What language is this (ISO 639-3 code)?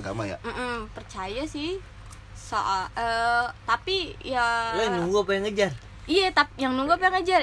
ind